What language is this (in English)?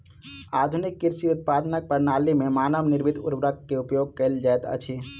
Maithili